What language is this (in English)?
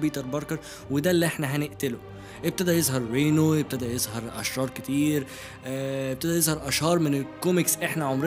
Arabic